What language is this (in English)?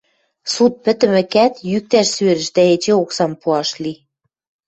Western Mari